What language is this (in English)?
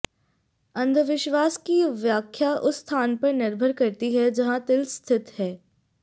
Hindi